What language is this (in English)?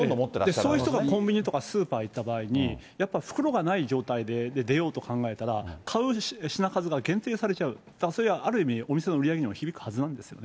Japanese